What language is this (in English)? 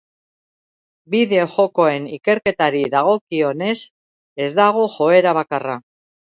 Basque